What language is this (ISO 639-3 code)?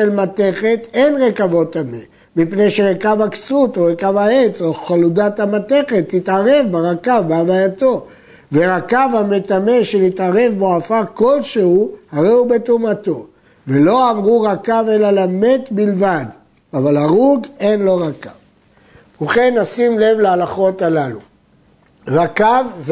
heb